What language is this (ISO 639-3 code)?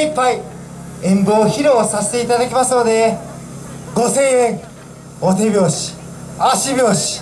jpn